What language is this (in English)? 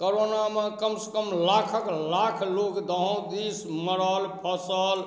Maithili